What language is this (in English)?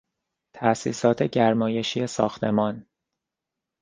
Persian